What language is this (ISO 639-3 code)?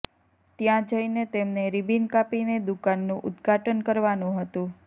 guj